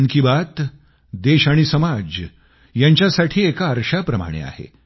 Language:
Marathi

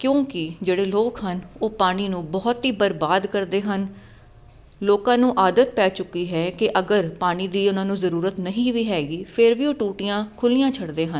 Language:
Punjabi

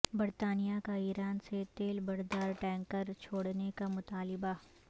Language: Urdu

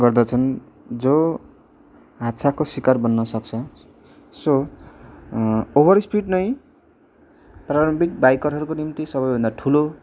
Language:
Nepali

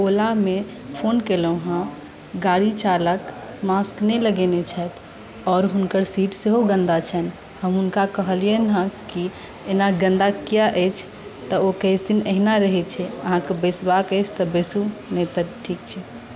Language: Maithili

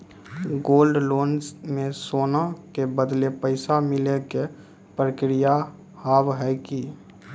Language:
Maithili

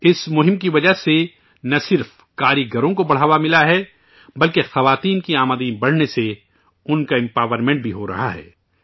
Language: Urdu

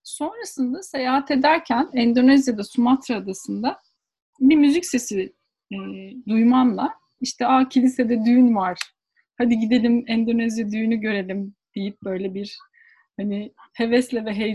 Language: Turkish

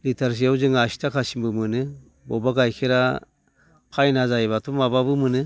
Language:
Bodo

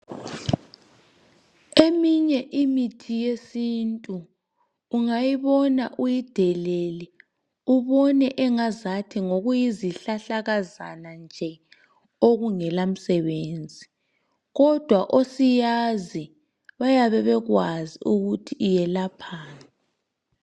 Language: North Ndebele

